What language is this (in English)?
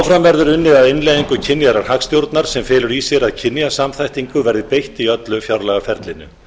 Icelandic